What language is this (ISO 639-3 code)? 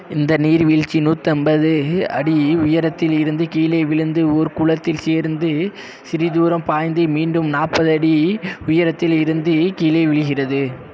tam